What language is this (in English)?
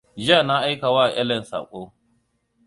Hausa